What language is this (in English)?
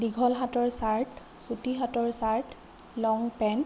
Assamese